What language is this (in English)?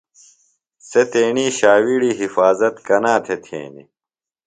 Phalura